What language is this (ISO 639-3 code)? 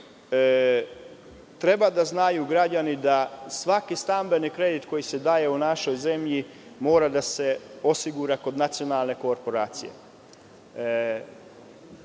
srp